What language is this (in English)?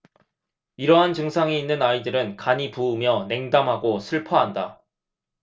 Korean